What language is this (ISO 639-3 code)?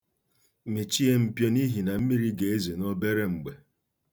ibo